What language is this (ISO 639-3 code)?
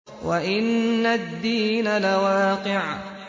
ara